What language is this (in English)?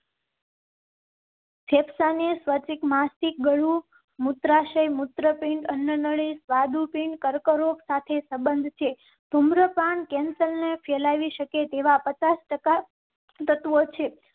Gujarati